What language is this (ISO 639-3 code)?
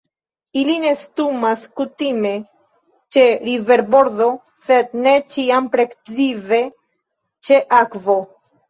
epo